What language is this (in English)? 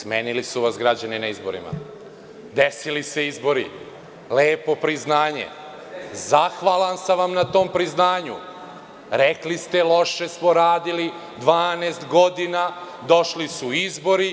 Serbian